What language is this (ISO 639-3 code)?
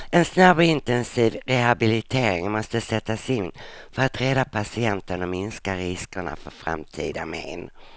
swe